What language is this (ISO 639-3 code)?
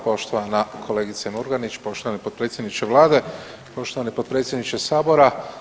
hrv